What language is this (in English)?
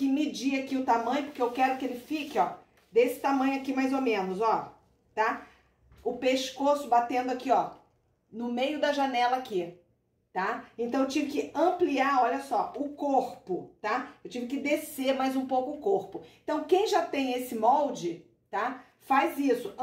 Portuguese